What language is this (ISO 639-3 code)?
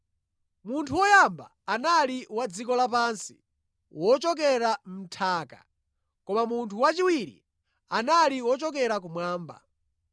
nya